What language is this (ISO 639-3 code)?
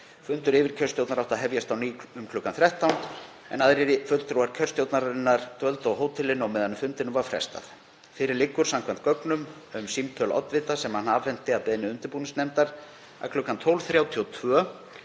isl